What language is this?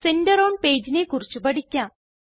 Malayalam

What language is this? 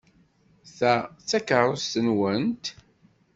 Kabyle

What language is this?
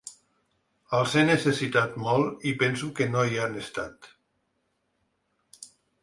Catalan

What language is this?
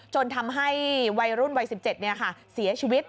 Thai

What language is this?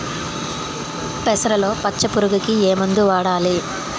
Telugu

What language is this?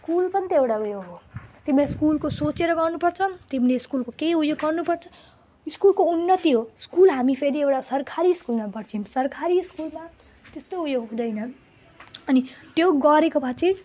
Nepali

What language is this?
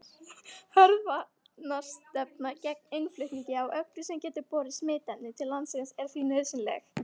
Icelandic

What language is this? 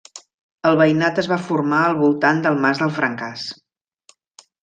Catalan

